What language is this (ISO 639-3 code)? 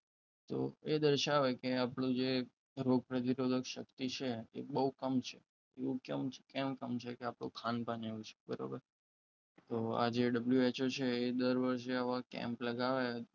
guj